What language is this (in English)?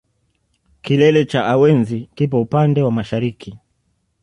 Swahili